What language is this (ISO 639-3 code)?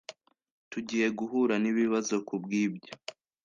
kin